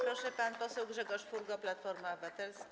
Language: Polish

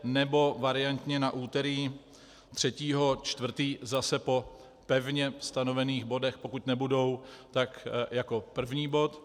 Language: Czech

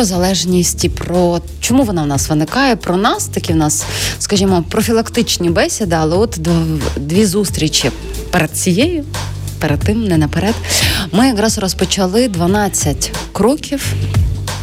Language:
Ukrainian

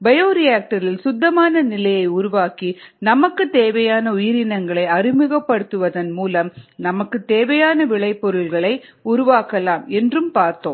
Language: Tamil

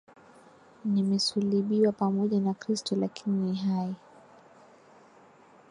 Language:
Swahili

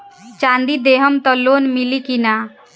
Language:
Bhojpuri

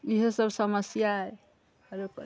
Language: Maithili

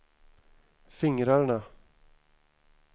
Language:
Swedish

